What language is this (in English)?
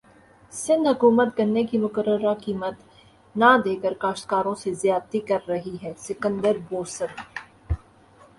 Urdu